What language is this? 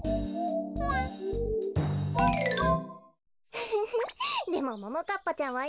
Japanese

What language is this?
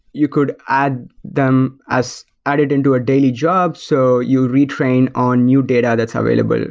English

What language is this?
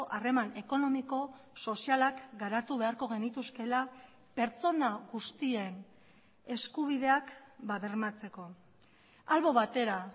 Basque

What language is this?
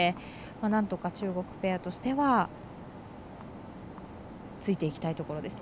Japanese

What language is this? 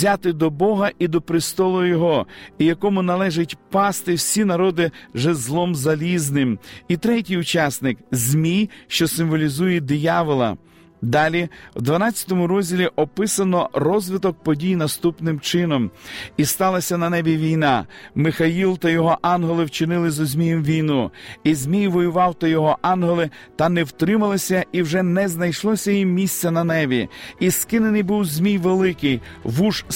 Ukrainian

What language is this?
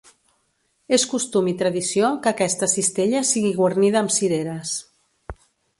Catalan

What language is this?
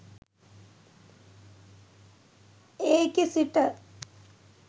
Sinhala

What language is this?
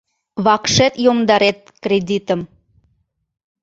Mari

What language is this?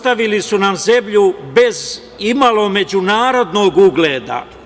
Serbian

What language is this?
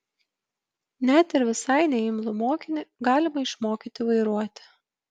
Lithuanian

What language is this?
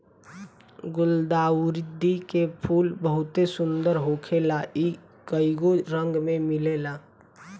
Bhojpuri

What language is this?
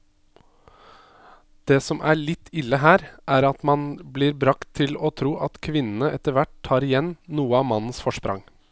Norwegian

